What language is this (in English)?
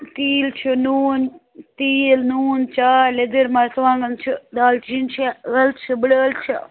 Kashmiri